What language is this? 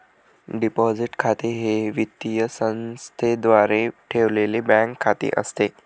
Marathi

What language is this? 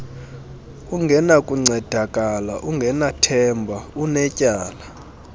Xhosa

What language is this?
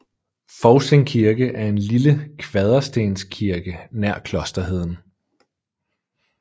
Danish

